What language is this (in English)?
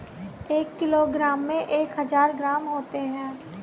Hindi